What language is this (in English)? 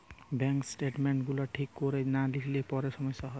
Bangla